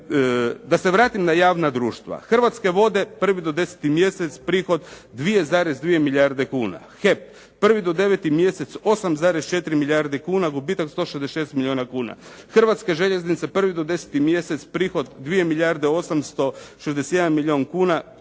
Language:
Croatian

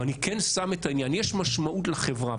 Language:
Hebrew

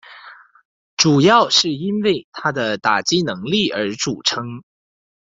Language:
Chinese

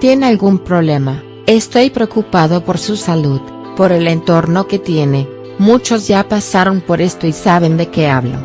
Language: Spanish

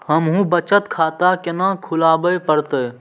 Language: Maithili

